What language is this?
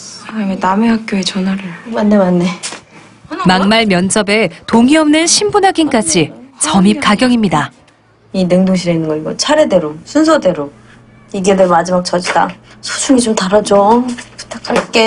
Korean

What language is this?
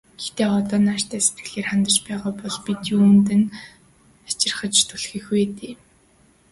Mongolian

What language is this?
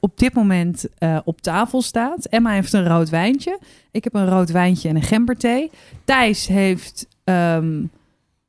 Dutch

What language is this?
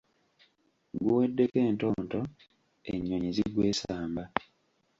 Ganda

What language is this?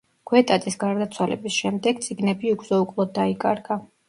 Georgian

